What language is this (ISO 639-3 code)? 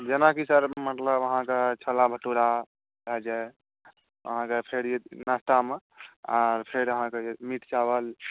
mai